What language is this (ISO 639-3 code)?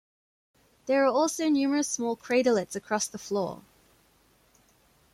eng